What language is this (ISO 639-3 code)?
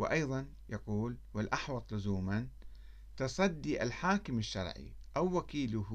ara